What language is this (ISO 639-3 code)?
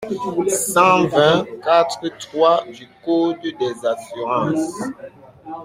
fra